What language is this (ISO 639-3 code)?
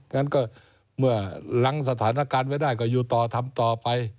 tha